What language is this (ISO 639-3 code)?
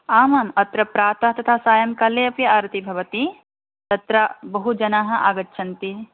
san